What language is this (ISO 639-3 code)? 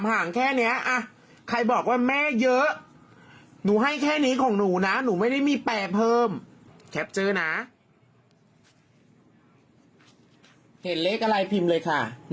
tha